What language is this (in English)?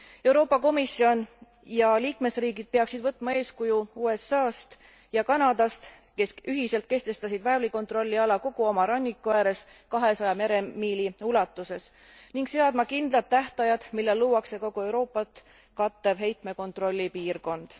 Estonian